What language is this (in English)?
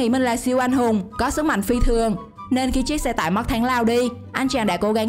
Vietnamese